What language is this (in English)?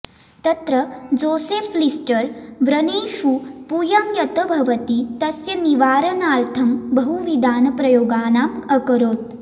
Sanskrit